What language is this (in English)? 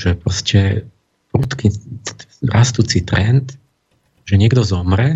Slovak